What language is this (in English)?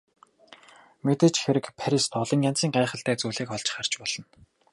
Mongolian